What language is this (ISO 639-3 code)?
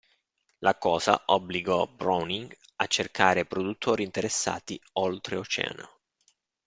ita